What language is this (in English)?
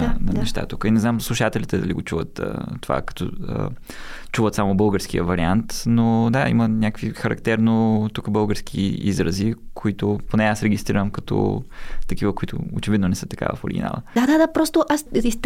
Bulgarian